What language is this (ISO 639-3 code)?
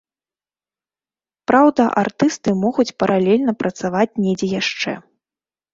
bel